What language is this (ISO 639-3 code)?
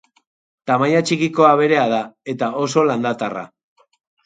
eus